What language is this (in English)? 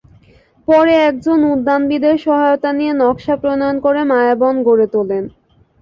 Bangla